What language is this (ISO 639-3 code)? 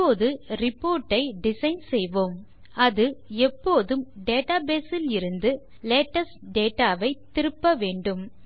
tam